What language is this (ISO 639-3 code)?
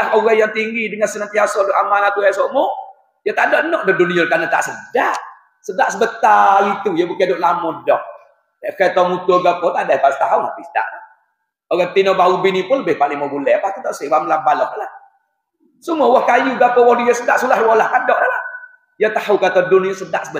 msa